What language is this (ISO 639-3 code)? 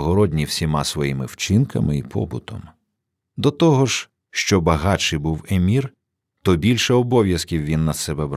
ukr